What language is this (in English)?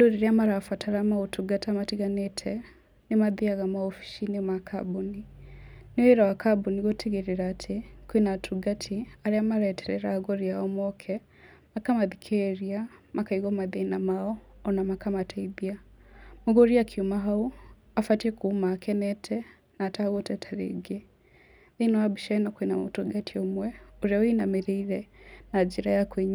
Kikuyu